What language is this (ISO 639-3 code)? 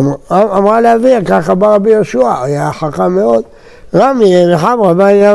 heb